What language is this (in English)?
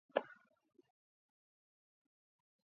Georgian